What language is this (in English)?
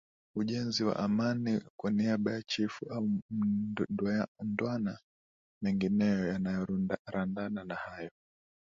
Swahili